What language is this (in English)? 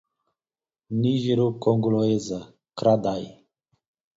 Portuguese